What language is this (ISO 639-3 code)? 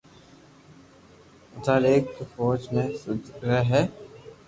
lrk